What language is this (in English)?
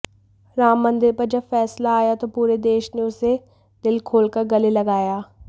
Hindi